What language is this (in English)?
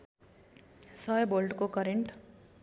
Nepali